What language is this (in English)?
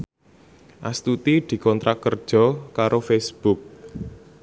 Javanese